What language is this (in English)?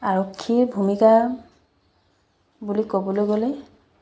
Assamese